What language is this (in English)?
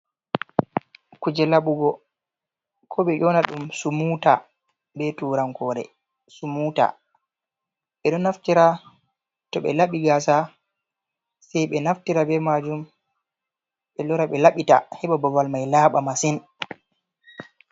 Fula